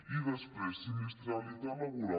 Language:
Catalan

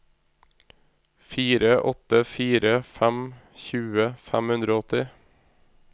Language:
Norwegian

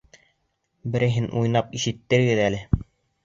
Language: Bashkir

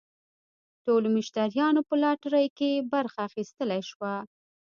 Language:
Pashto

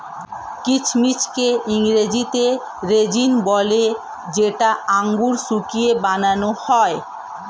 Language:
Bangla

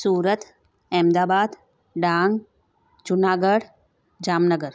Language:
Sindhi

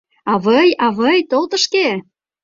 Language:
Mari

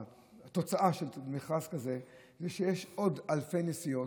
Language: Hebrew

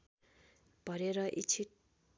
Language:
Nepali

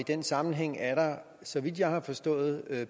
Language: Danish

